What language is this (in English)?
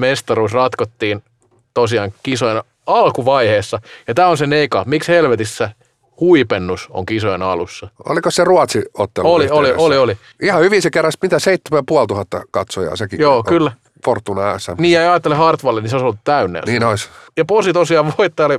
Finnish